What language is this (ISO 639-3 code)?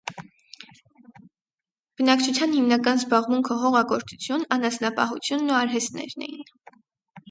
hye